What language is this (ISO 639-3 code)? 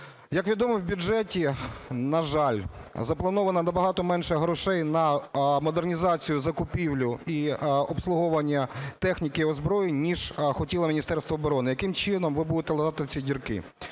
ukr